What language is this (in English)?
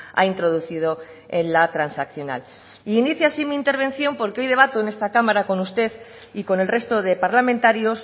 Spanish